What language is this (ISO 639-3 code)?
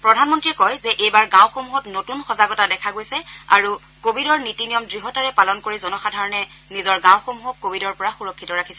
asm